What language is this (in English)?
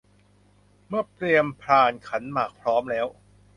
Thai